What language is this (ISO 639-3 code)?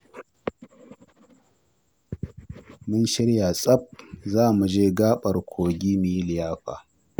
hau